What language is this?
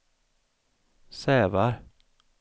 Swedish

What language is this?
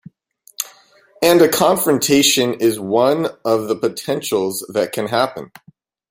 English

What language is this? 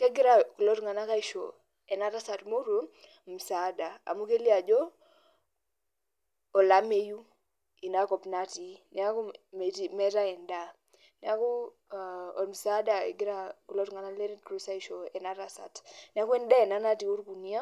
Masai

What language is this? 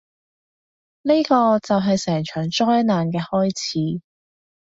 Cantonese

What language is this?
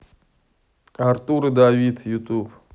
Russian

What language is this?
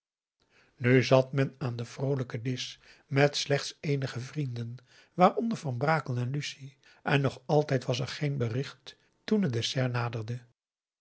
Dutch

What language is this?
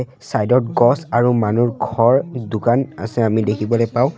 Assamese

